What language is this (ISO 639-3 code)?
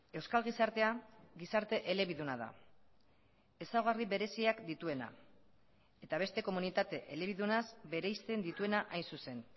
eus